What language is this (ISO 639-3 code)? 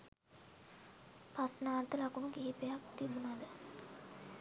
sin